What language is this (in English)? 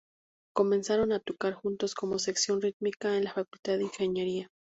Spanish